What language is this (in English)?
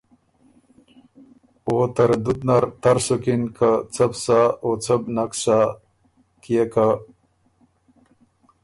Ormuri